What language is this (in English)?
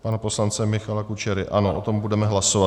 Czech